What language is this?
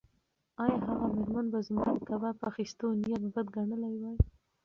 Pashto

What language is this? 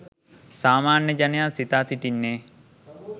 Sinhala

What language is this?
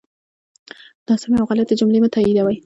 Pashto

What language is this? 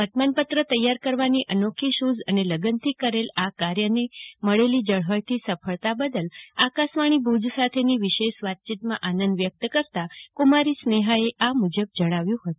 Gujarati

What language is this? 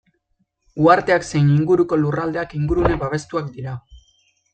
Basque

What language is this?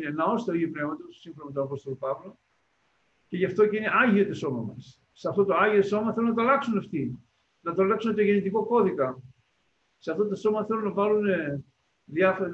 Greek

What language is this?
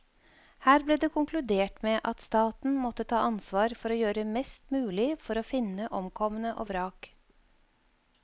Norwegian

